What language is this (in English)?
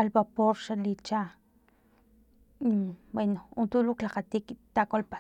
Filomena Mata-Coahuitlán Totonac